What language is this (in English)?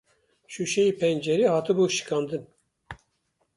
Kurdish